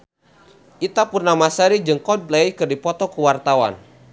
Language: Sundanese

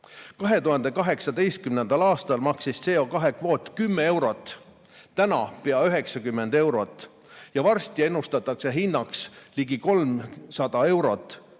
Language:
Estonian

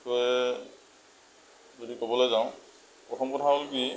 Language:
Assamese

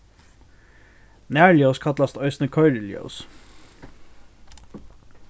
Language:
Faroese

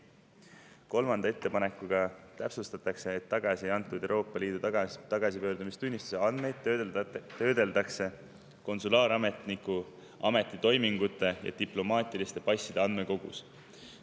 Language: Estonian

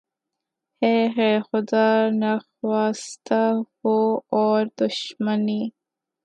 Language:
Urdu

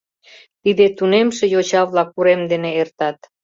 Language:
Mari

